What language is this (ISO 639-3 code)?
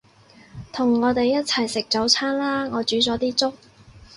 yue